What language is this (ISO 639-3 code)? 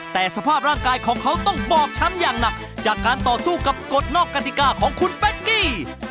tha